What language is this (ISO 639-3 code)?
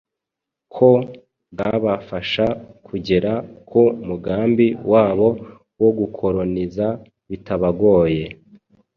kin